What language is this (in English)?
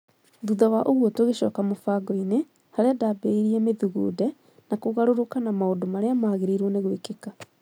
Kikuyu